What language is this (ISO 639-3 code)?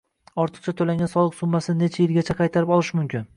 uzb